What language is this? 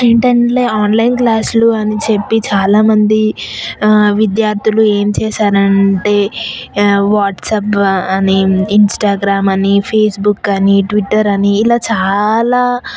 Telugu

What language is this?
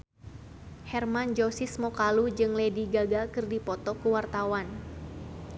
Sundanese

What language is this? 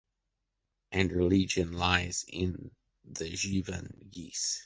English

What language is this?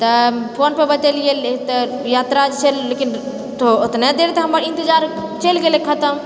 Maithili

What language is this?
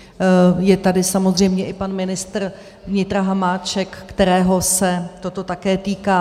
Czech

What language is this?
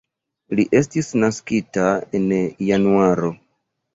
Esperanto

